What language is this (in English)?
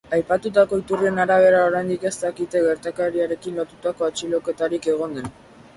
Basque